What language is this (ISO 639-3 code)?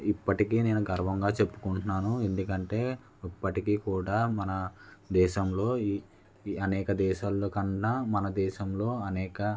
tel